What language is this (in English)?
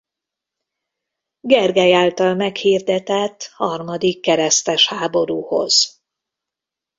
Hungarian